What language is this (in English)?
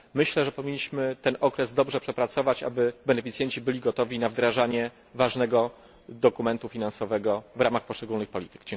Polish